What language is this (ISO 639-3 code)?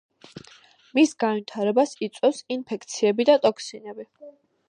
kat